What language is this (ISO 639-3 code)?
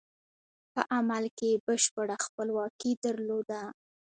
pus